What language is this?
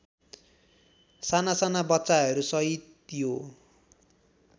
Nepali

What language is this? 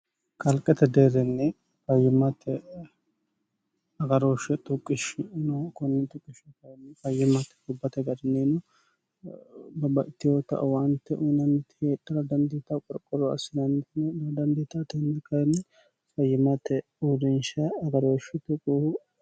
Sidamo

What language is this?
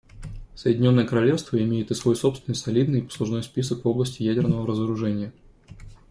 Russian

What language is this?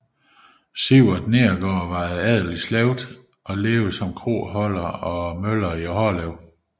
Danish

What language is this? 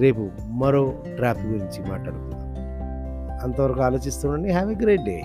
Telugu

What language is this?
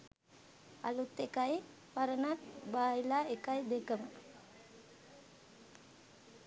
Sinhala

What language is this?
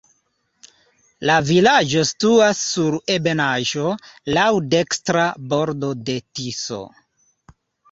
Esperanto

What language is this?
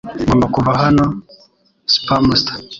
Kinyarwanda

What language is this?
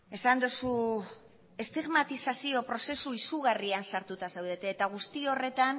Basque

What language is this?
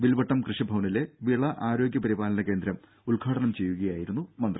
Malayalam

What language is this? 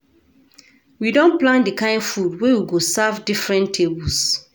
Nigerian Pidgin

